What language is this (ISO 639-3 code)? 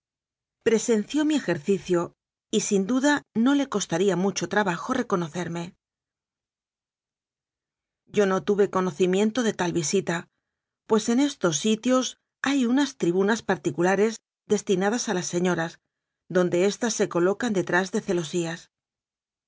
spa